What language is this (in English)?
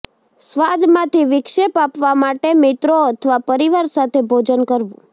Gujarati